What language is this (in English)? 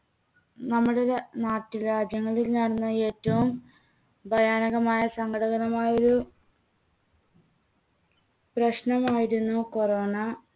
Malayalam